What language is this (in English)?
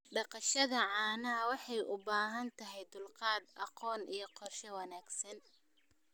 Somali